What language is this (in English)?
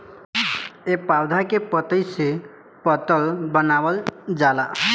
Bhojpuri